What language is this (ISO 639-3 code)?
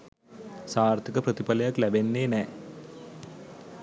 sin